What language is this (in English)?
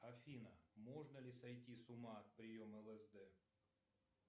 Russian